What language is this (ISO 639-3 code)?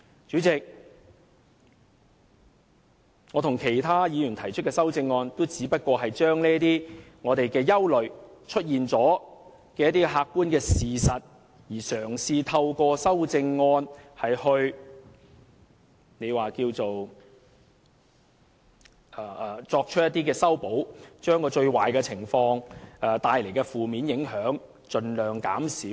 yue